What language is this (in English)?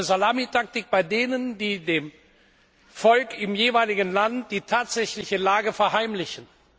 German